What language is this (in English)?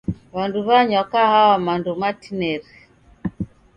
Taita